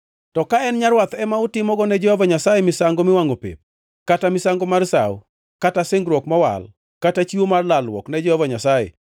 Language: Luo (Kenya and Tanzania)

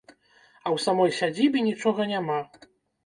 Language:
Belarusian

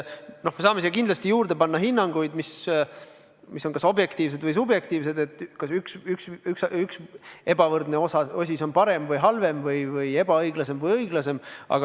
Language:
Estonian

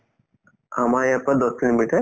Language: Assamese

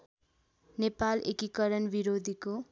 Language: Nepali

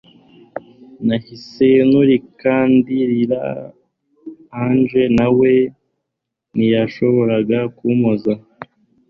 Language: Kinyarwanda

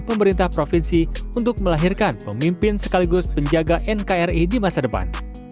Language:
Indonesian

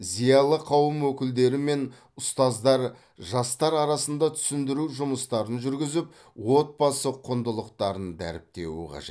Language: Kazakh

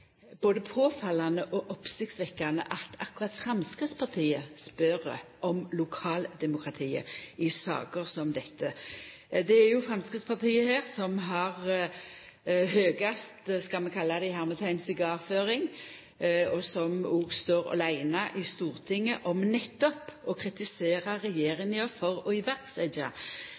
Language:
Norwegian Nynorsk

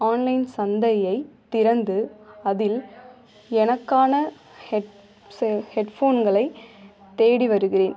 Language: Tamil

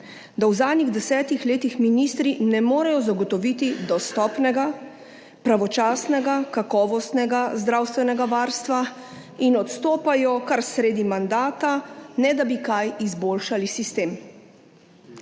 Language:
Slovenian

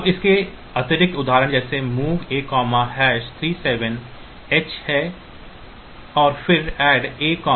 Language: Hindi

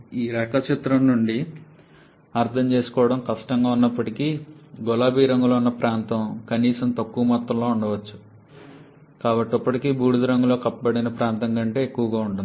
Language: Telugu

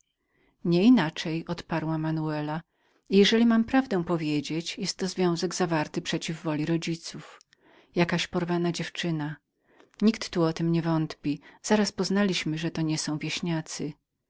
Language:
Polish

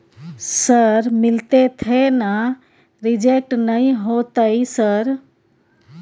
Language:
Maithili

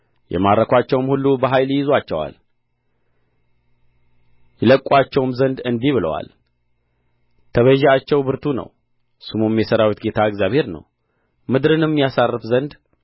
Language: Amharic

